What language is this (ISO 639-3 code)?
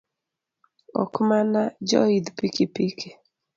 luo